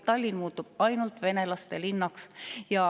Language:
Estonian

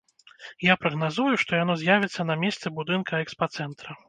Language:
Belarusian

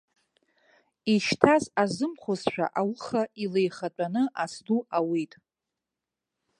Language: Abkhazian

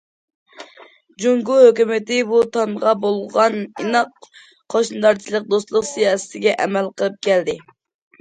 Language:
Uyghur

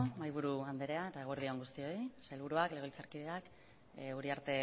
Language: Basque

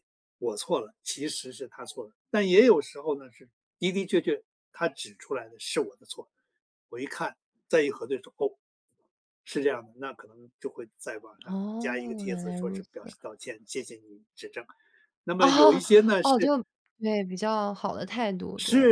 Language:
Chinese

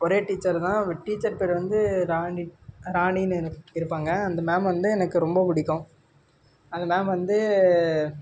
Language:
Tamil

